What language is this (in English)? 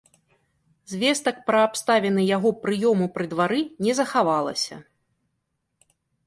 Belarusian